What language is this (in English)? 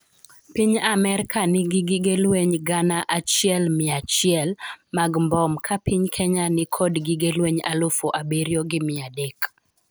Luo (Kenya and Tanzania)